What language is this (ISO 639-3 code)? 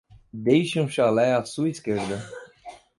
por